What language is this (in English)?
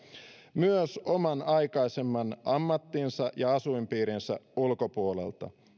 Finnish